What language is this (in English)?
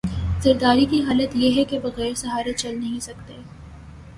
Urdu